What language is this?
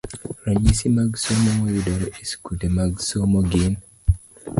Luo (Kenya and Tanzania)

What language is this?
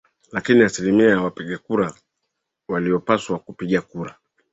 Swahili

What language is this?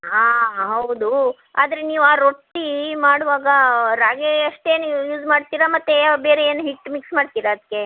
Kannada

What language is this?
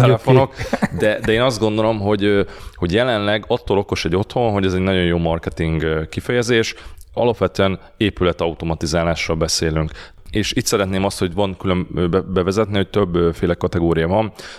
Hungarian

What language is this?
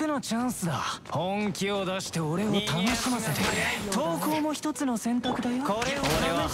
Japanese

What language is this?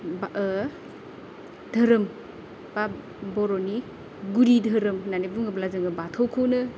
Bodo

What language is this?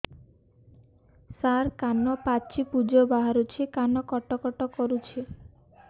Odia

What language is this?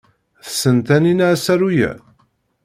Kabyle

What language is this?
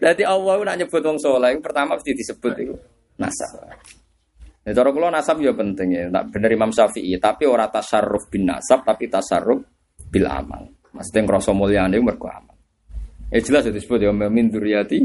Indonesian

